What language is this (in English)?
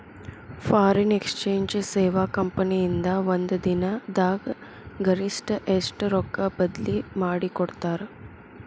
Kannada